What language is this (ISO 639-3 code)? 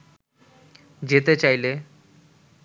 ben